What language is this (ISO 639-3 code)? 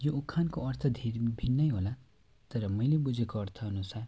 nep